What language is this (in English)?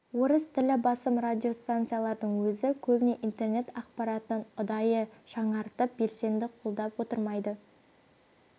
Kazakh